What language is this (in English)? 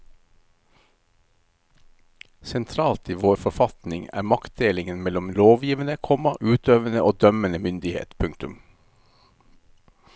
Norwegian